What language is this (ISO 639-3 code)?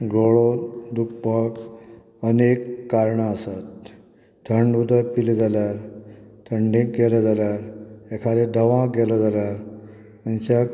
kok